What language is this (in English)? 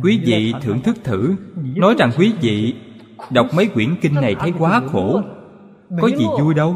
Vietnamese